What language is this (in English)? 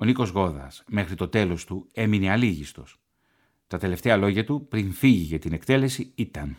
Greek